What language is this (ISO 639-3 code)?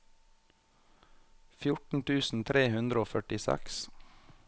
nor